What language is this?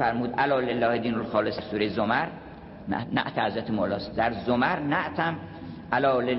Persian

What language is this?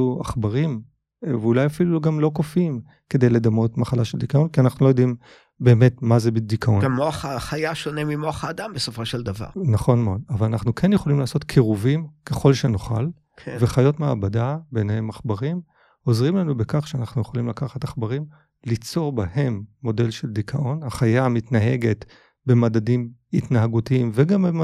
Hebrew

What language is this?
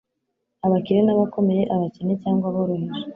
Kinyarwanda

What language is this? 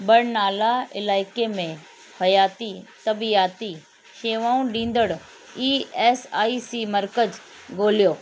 Sindhi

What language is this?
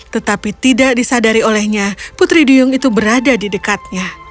Indonesian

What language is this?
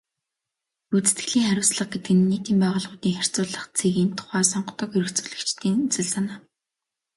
Mongolian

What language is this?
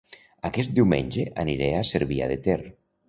Catalan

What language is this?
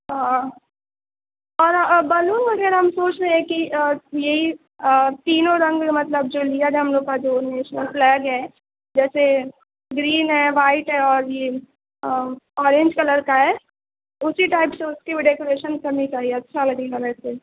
Urdu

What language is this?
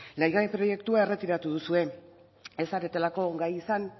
Basque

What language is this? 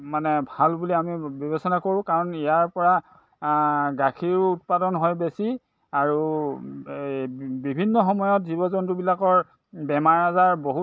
Assamese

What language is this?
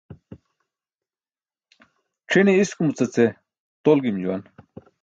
Burushaski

